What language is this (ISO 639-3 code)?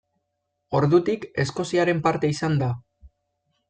eus